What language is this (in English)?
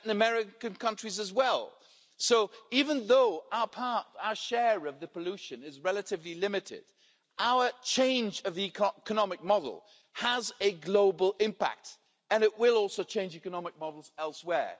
English